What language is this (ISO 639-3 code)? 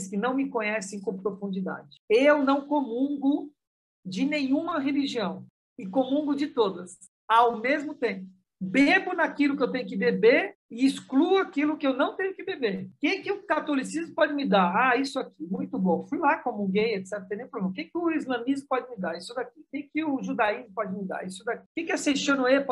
por